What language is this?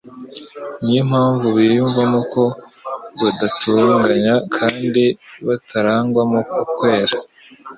Kinyarwanda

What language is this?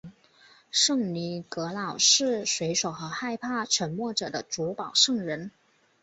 Chinese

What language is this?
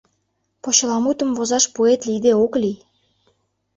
Mari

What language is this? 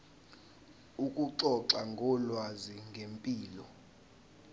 Zulu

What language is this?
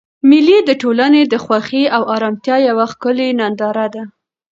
Pashto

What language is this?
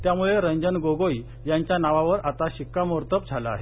Marathi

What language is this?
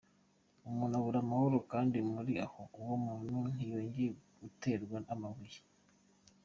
Kinyarwanda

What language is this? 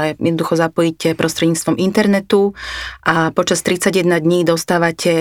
Slovak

